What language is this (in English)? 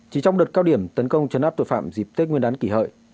Vietnamese